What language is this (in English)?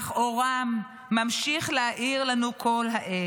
Hebrew